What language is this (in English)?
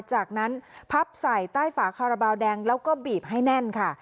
Thai